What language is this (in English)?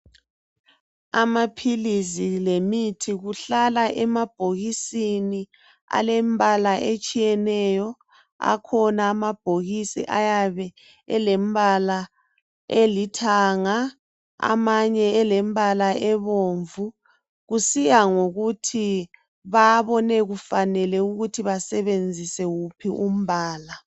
North Ndebele